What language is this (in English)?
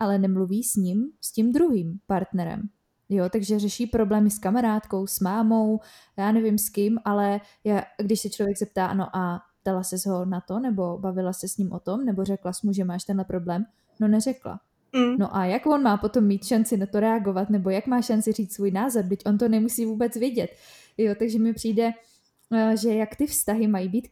Czech